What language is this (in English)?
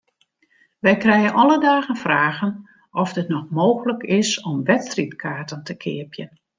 Western Frisian